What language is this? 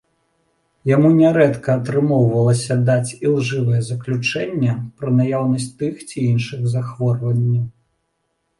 Belarusian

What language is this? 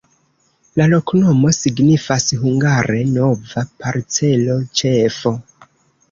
Esperanto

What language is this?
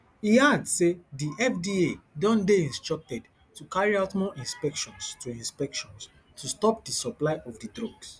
Nigerian Pidgin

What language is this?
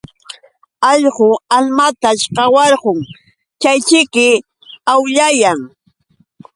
Yauyos Quechua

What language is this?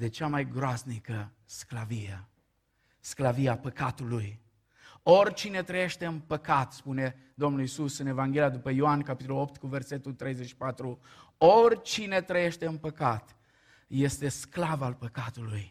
Romanian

